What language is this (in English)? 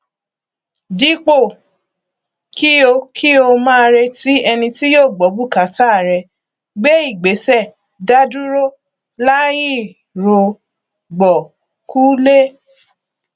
Yoruba